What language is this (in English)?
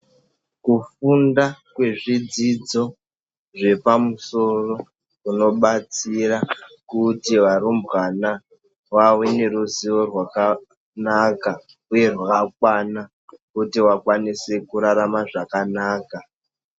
Ndau